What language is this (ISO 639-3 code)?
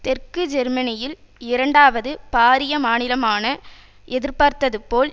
tam